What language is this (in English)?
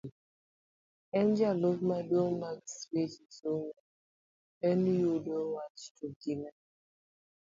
Luo (Kenya and Tanzania)